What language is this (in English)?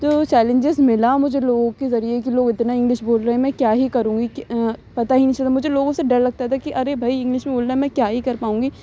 Urdu